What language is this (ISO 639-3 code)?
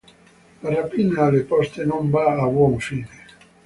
ita